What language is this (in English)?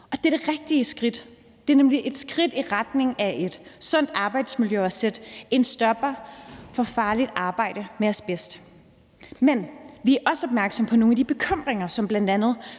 Danish